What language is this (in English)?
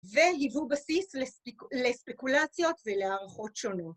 Hebrew